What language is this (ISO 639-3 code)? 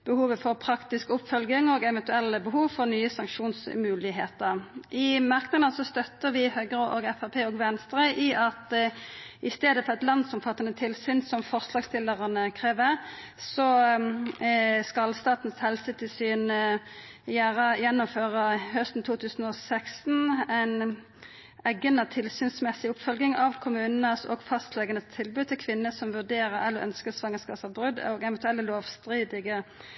nno